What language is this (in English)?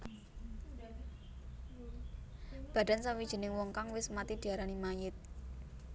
Javanese